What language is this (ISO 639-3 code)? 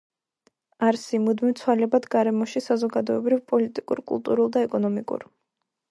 kat